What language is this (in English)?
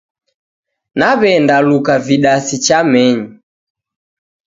Taita